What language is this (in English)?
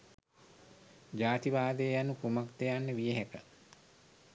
Sinhala